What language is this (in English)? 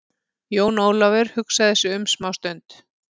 Icelandic